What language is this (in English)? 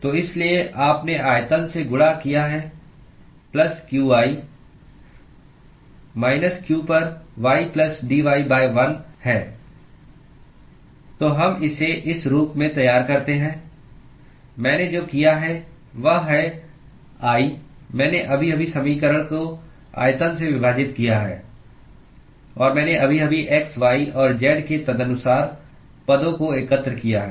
Hindi